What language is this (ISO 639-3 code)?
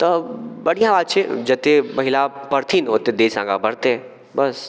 mai